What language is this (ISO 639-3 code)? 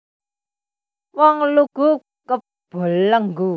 jav